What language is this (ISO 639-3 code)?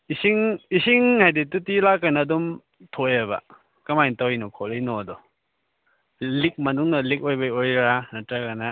mni